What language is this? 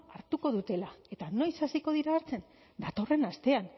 Basque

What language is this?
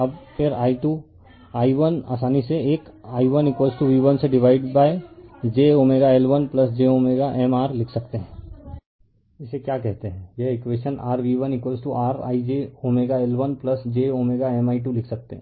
Hindi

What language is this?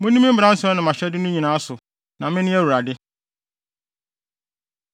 Akan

